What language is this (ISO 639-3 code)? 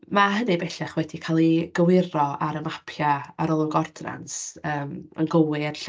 cym